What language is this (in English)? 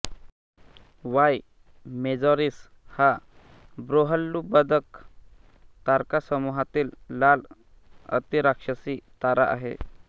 Marathi